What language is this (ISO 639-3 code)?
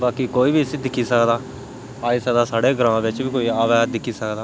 doi